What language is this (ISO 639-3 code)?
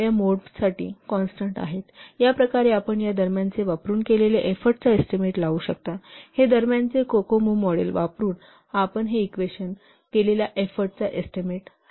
mar